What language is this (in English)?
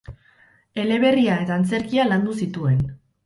Basque